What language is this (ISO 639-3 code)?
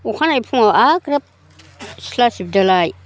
brx